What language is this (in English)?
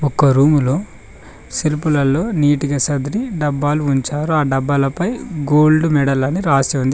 Telugu